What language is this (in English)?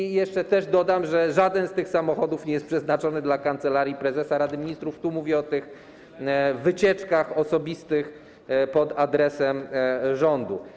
Polish